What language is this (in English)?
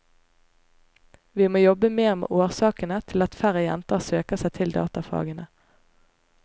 Norwegian